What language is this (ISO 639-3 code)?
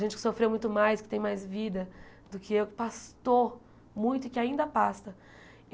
por